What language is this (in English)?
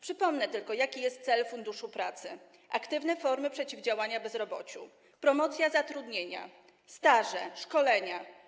Polish